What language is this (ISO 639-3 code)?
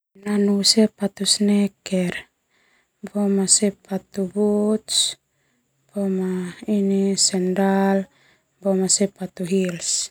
twu